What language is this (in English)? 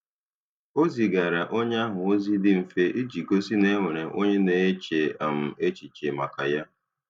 Igbo